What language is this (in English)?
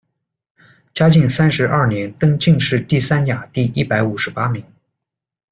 Chinese